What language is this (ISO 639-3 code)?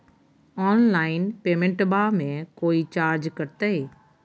mag